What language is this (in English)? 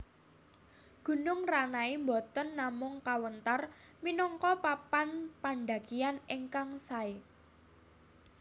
Javanese